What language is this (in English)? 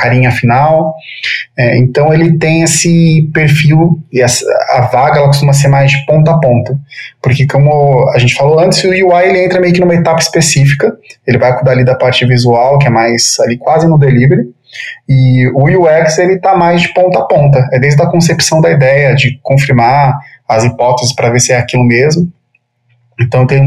Portuguese